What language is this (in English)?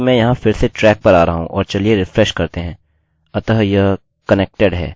Hindi